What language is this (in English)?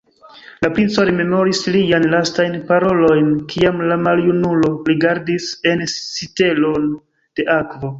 Esperanto